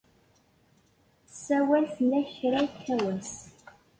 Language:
Kabyle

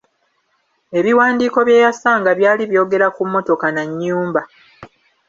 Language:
Ganda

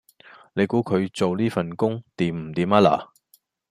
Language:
Cantonese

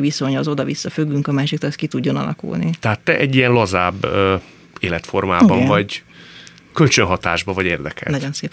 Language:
Hungarian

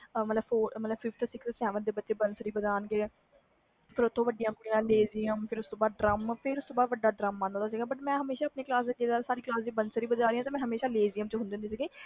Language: Punjabi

